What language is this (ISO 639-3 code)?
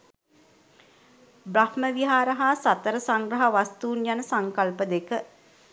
sin